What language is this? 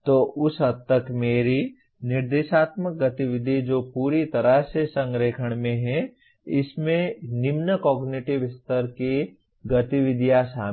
Hindi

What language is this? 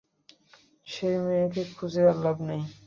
Bangla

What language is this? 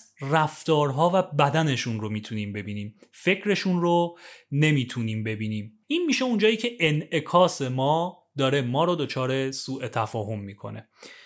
Persian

